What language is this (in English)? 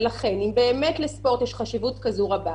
Hebrew